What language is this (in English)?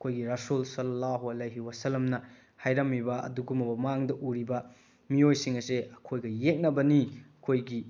Manipuri